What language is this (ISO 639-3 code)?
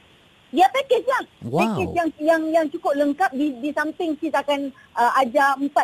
msa